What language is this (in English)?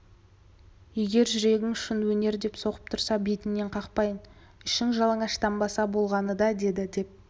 Kazakh